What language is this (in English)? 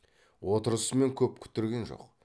Kazakh